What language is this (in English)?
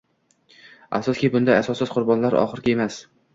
Uzbek